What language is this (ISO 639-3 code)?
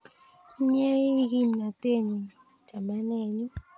kln